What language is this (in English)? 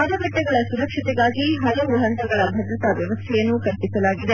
Kannada